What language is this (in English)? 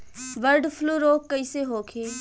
Bhojpuri